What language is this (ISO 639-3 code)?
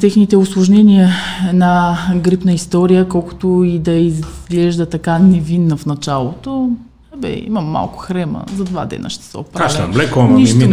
bul